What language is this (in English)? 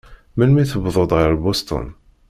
Kabyle